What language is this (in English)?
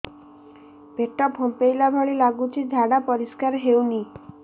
Odia